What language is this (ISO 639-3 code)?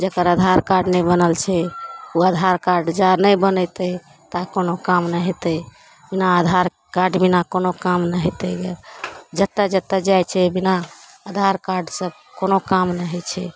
mai